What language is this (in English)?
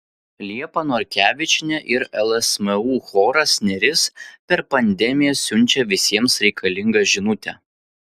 Lithuanian